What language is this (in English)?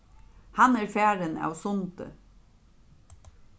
Faroese